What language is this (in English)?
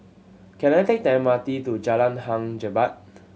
English